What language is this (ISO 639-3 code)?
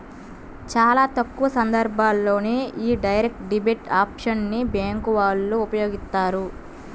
tel